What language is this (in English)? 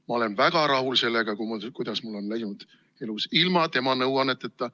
Estonian